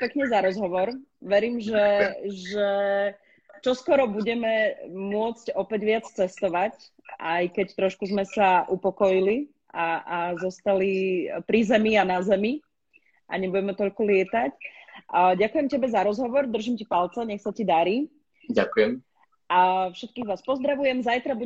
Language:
Slovak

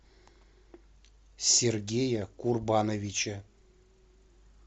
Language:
Russian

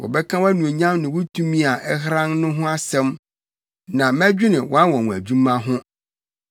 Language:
Akan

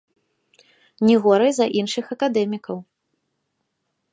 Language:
Belarusian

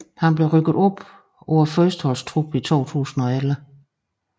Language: Danish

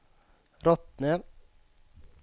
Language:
Swedish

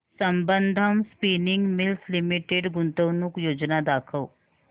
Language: Marathi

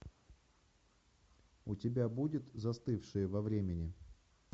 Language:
Russian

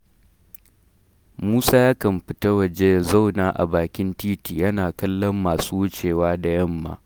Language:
Hausa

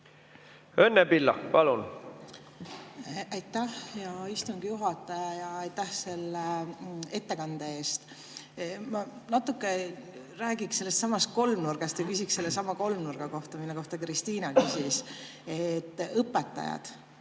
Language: Estonian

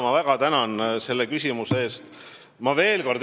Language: Estonian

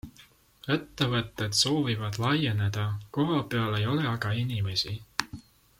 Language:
Estonian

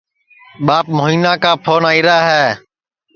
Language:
Sansi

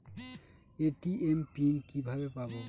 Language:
Bangla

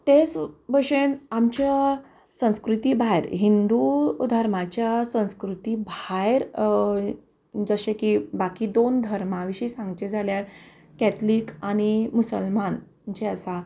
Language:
Konkani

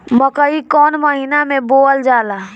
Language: Bhojpuri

